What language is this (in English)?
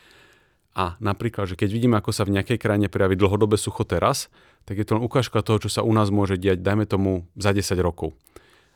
Slovak